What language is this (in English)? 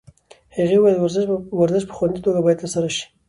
Pashto